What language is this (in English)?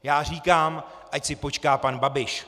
Czech